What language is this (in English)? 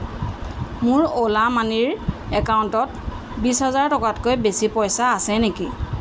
Assamese